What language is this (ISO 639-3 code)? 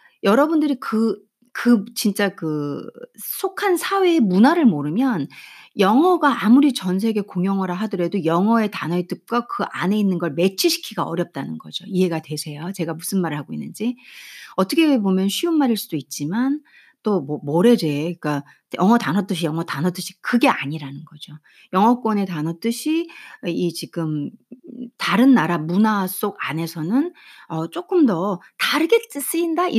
kor